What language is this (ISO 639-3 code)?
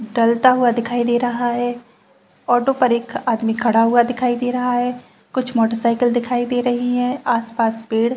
hin